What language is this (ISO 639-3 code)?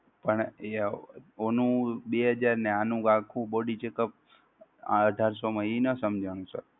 guj